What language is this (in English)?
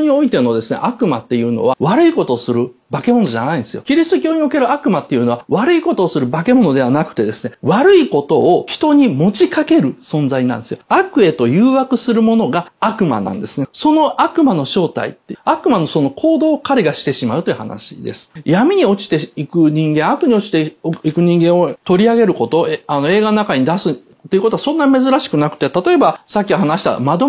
Japanese